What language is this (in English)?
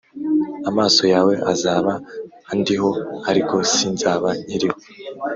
Kinyarwanda